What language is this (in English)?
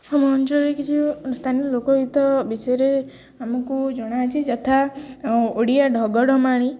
Odia